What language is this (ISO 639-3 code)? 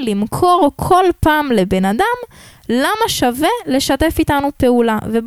heb